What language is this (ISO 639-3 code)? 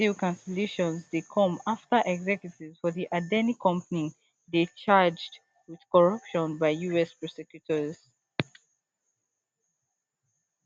pcm